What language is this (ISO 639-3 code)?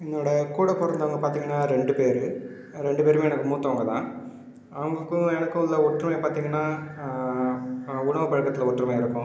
tam